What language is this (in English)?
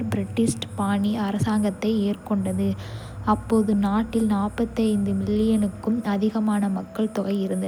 Kota (India)